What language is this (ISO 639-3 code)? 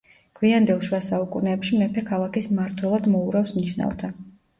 kat